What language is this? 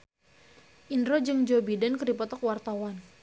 Sundanese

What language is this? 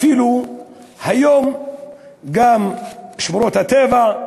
Hebrew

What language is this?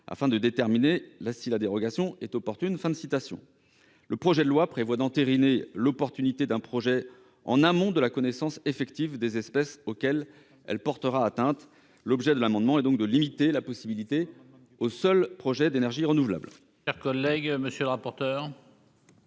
French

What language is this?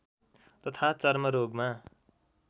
Nepali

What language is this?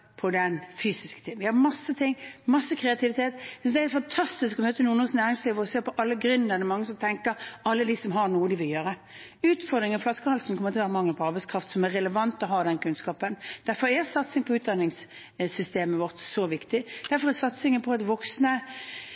Norwegian Bokmål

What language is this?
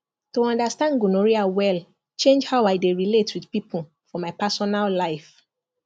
Nigerian Pidgin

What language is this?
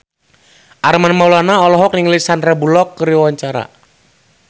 Sundanese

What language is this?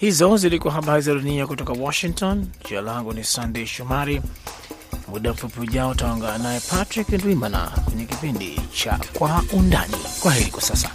Swahili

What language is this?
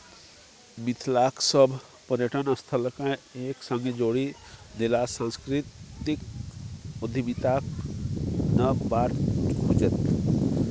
Maithili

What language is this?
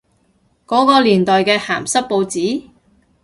Cantonese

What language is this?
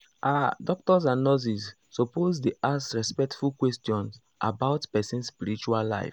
Nigerian Pidgin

